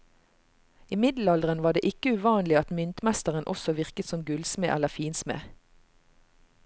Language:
Norwegian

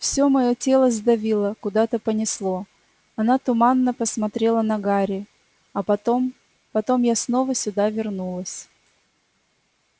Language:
Russian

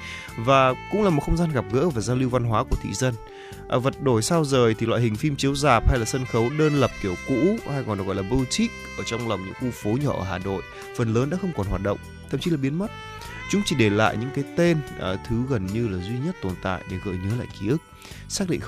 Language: Vietnamese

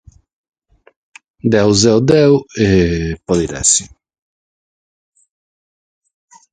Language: Sardinian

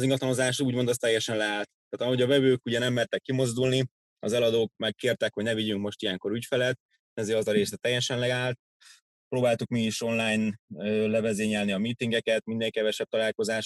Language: Hungarian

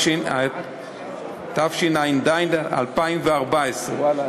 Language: Hebrew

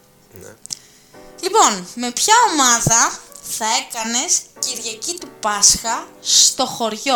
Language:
Greek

